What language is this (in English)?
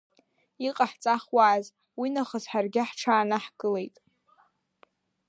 Abkhazian